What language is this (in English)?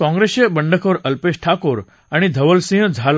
Marathi